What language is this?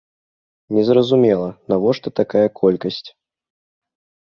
Belarusian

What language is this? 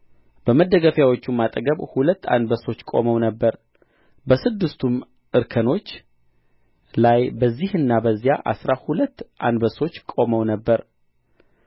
Amharic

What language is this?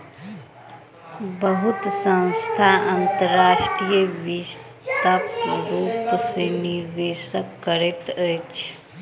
Maithili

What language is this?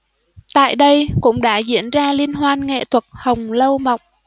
Vietnamese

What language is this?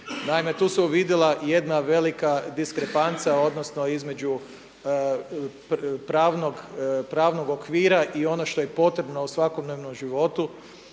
Croatian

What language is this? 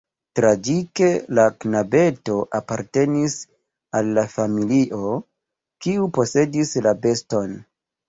Esperanto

